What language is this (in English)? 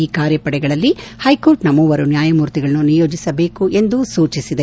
Kannada